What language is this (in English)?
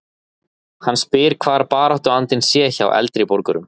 Icelandic